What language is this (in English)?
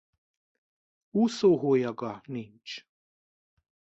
Hungarian